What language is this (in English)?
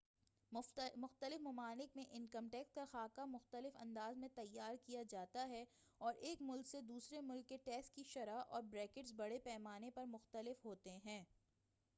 Urdu